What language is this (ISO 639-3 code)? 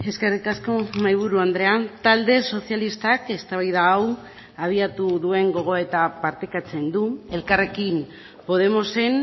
eus